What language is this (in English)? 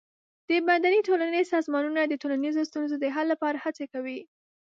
Pashto